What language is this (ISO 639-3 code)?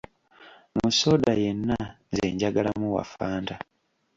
lug